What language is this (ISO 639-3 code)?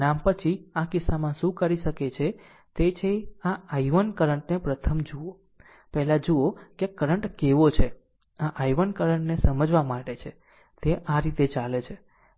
guj